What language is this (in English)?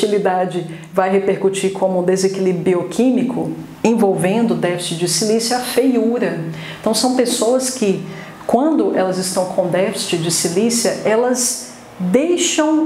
Portuguese